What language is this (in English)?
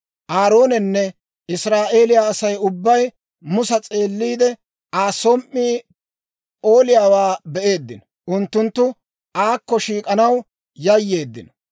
Dawro